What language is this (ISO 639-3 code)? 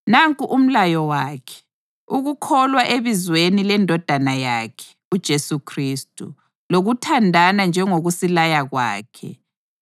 nde